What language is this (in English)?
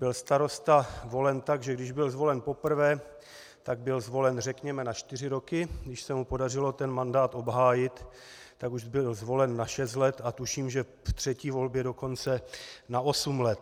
Czech